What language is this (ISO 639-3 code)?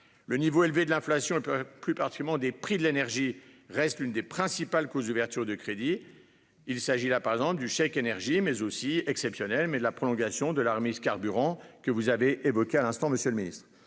fra